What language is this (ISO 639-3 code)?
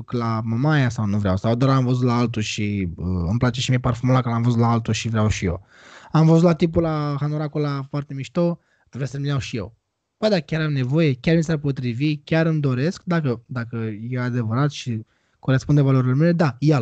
ron